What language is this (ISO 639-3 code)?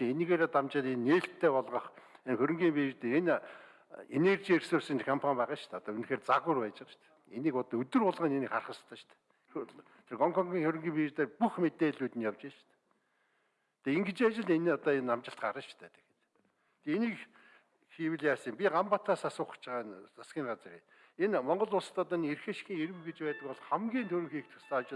tur